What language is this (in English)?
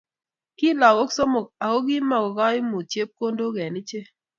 Kalenjin